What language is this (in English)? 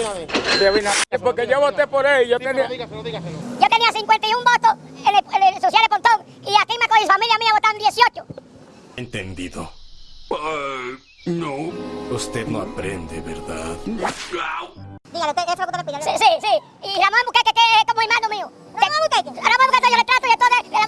Spanish